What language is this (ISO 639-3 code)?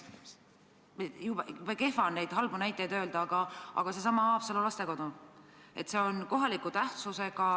est